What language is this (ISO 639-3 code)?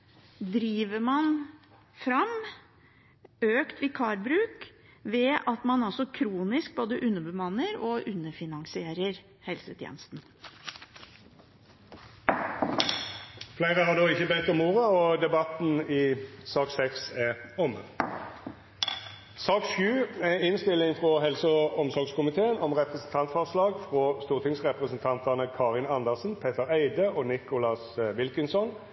nor